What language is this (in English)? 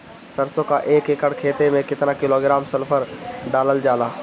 Bhojpuri